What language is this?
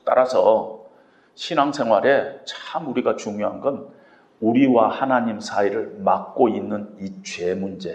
Korean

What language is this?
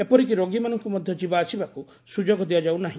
Odia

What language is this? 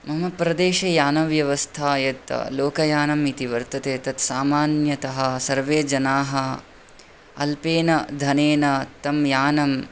Sanskrit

